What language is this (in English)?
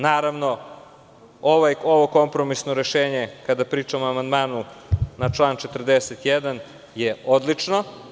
Serbian